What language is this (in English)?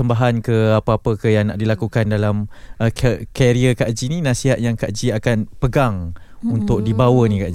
Malay